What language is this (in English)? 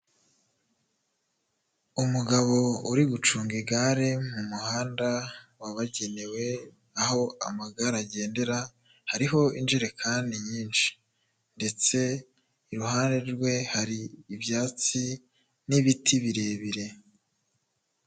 Kinyarwanda